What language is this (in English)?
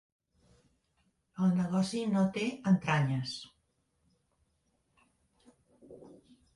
Catalan